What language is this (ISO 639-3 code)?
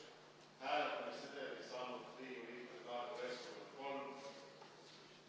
est